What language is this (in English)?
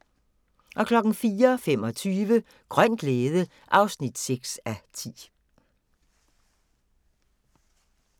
Danish